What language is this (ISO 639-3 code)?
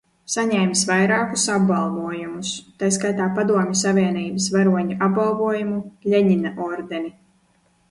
lav